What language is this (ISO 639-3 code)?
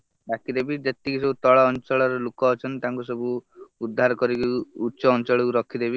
ori